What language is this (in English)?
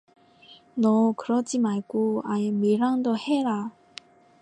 Korean